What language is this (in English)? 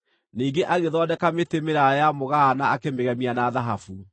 Kikuyu